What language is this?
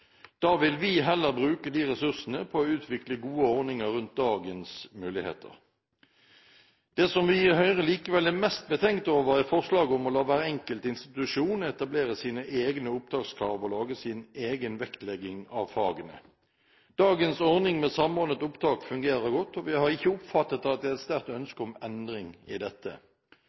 Norwegian Bokmål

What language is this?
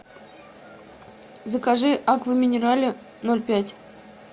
Russian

